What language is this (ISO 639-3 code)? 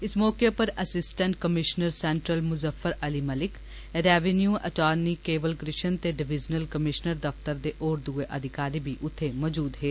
doi